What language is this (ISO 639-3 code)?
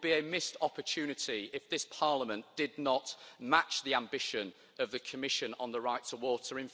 eng